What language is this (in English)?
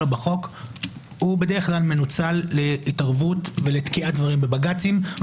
Hebrew